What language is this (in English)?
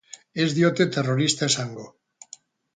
Basque